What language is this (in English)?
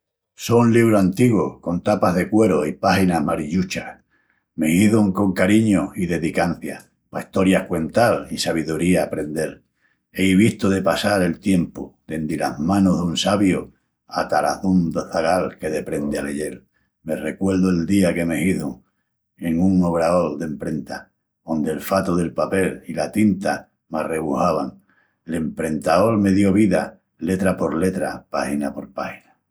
Extremaduran